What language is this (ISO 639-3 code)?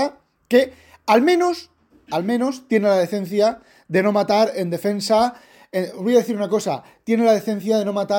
spa